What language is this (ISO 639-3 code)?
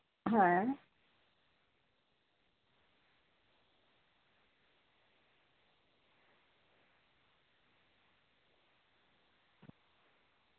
sat